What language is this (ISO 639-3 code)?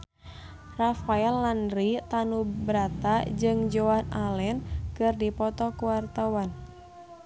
sun